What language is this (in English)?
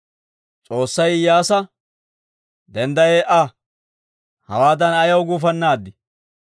Dawro